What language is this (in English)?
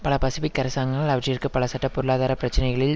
Tamil